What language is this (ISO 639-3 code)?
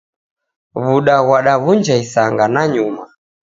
dav